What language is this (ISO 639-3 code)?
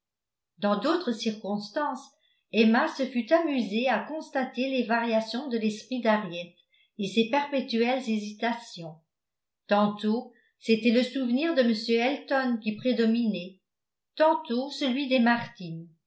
fra